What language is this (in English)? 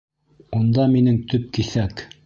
Bashkir